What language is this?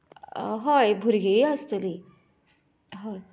Konkani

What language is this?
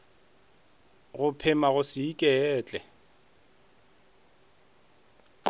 Northern Sotho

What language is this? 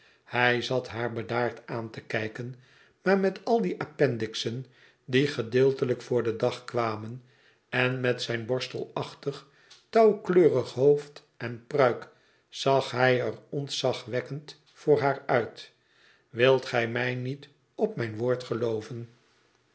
Dutch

